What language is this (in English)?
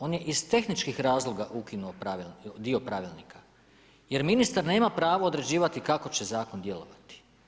Croatian